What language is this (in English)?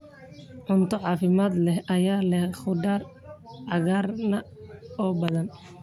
Somali